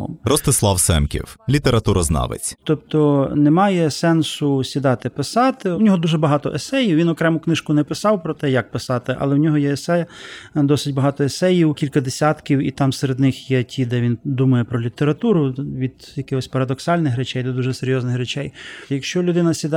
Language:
Ukrainian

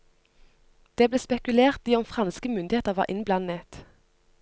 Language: Norwegian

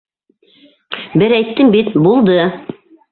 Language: Bashkir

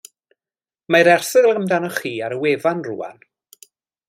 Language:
Welsh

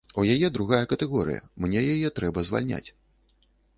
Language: Belarusian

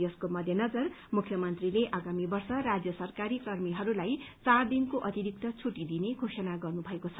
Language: Nepali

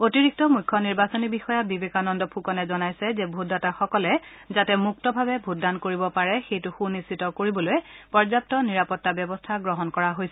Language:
Assamese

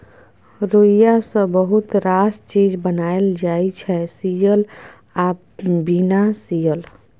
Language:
Maithili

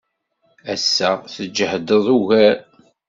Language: Kabyle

